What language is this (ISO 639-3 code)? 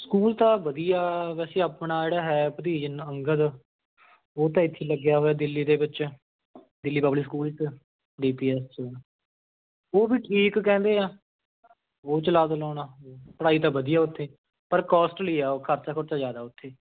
pan